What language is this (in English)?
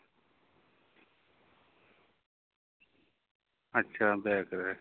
Santali